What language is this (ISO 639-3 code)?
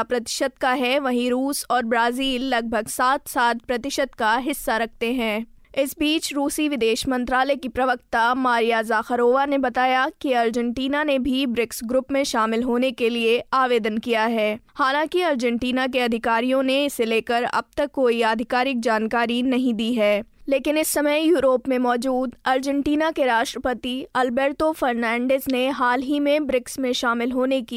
hin